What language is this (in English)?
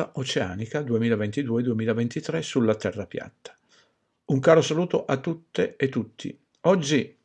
Italian